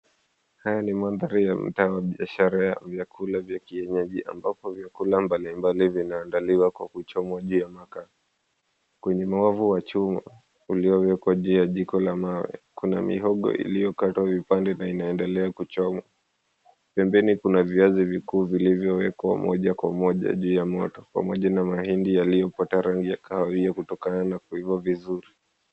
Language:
Swahili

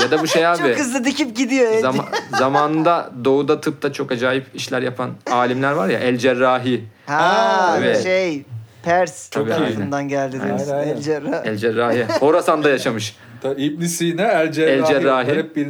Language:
Turkish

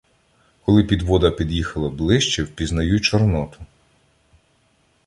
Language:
Ukrainian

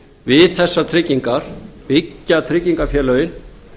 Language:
Icelandic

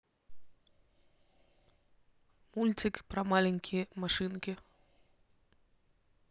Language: Russian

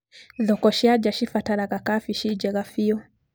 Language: Kikuyu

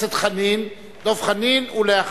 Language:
Hebrew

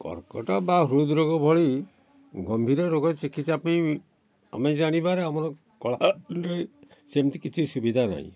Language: Odia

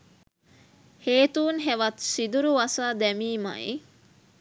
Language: Sinhala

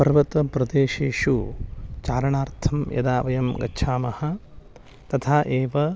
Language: Sanskrit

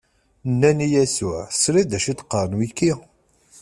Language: Kabyle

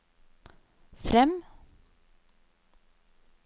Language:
Norwegian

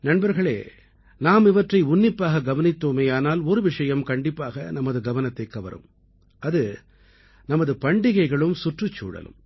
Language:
Tamil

